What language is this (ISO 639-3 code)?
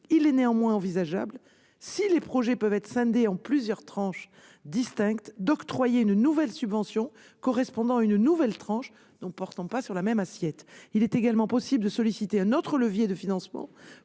fra